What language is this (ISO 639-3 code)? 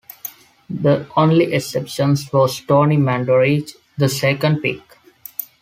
eng